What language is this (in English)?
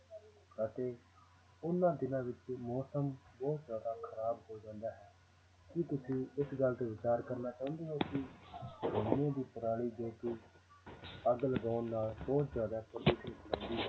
Punjabi